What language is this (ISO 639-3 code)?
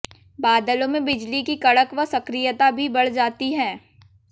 hin